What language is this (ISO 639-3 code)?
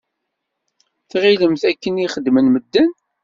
kab